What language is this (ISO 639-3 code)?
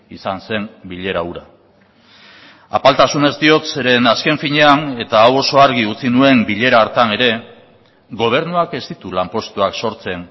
eus